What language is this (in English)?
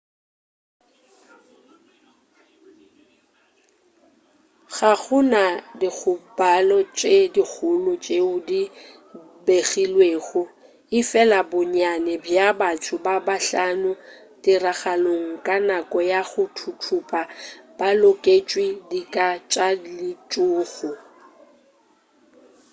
Northern Sotho